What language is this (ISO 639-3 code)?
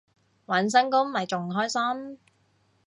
yue